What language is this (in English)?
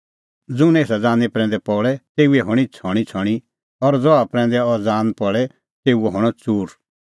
Kullu Pahari